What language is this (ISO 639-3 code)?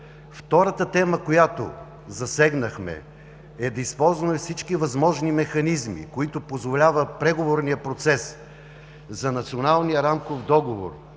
bul